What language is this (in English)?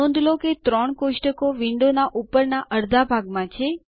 Gujarati